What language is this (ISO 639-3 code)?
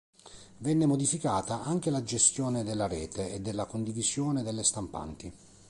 ita